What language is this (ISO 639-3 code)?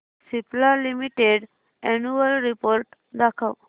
mar